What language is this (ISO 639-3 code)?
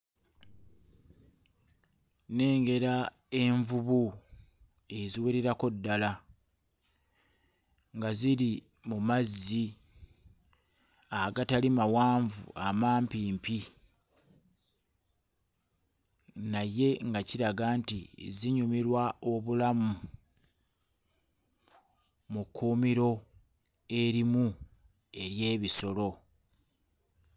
lug